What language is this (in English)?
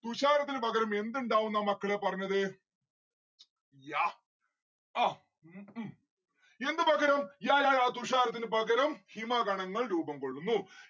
Malayalam